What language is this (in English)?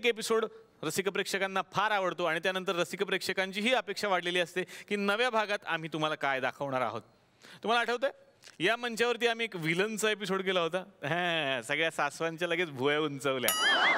Marathi